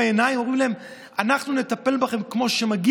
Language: Hebrew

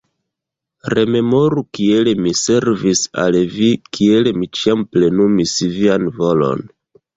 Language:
Esperanto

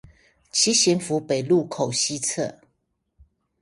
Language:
Chinese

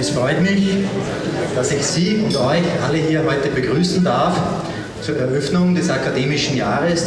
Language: German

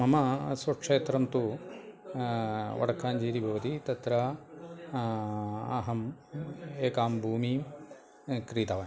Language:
Sanskrit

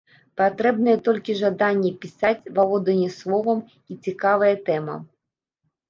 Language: Belarusian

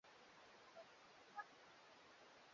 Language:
Swahili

